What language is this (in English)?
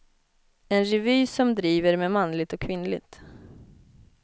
Swedish